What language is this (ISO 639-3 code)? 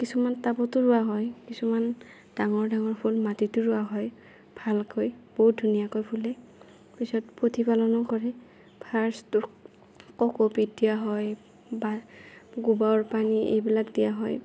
asm